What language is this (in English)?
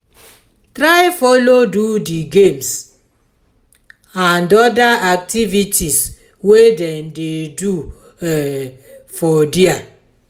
Nigerian Pidgin